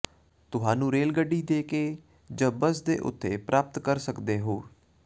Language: Punjabi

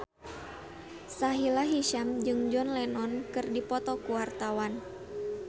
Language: Sundanese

